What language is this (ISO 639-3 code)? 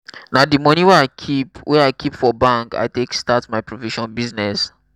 pcm